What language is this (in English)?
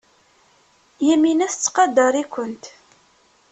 Kabyle